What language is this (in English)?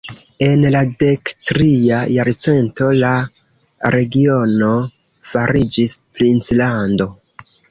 Esperanto